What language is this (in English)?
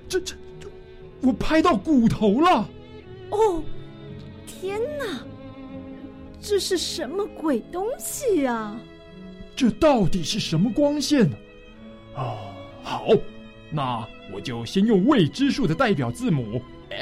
Chinese